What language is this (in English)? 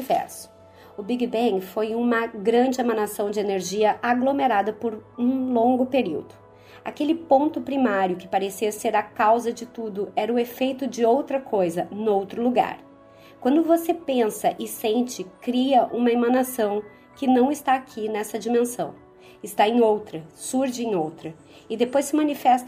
Portuguese